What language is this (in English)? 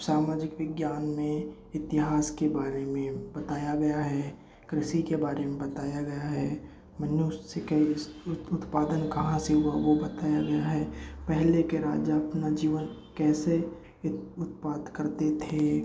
Hindi